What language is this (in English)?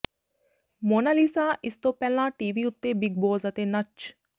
Punjabi